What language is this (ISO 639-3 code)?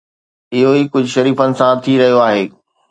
snd